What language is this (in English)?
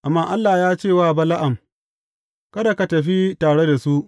Hausa